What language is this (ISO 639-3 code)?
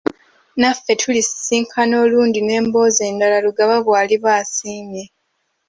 lug